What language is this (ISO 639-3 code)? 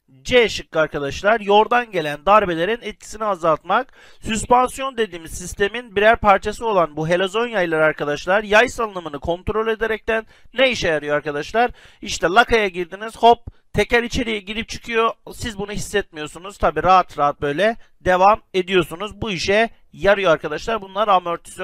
tur